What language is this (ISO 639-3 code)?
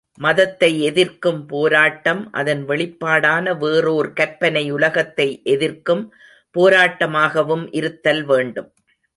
tam